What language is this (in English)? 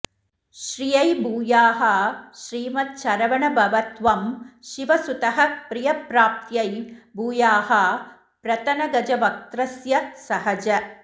Sanskrit